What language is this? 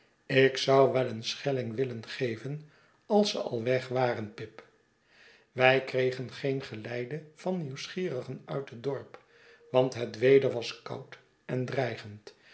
Dutch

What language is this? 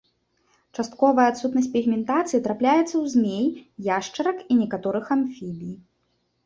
Belarusian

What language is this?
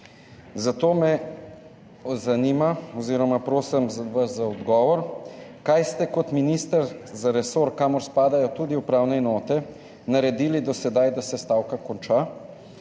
Slovenian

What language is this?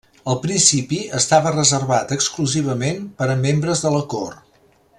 Catalan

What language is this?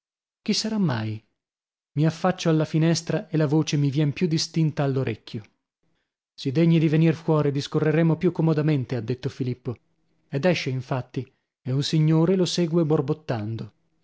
Italian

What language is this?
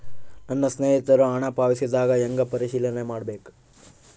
Kannada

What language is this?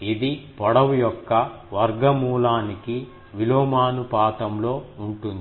Telugu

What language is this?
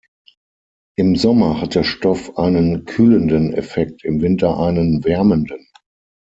German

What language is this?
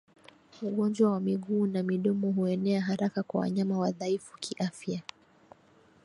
Swahili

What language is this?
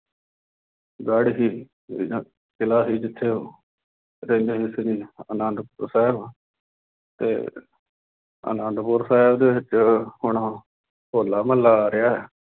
Punjabi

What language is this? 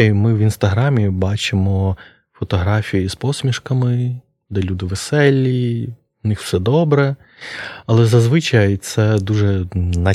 Ukrainian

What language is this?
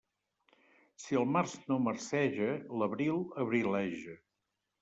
Catalan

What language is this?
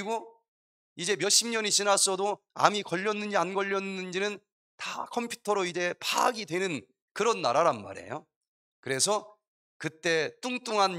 Korean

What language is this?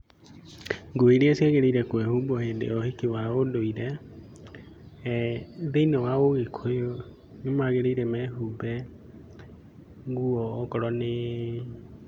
Kikuyu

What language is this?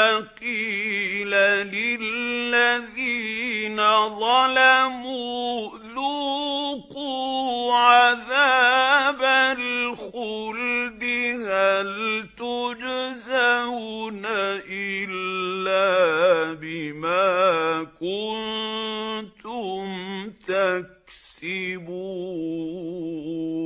Arabic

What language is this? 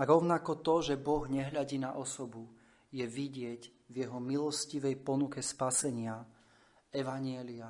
Slovak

